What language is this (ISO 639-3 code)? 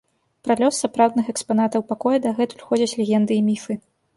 bel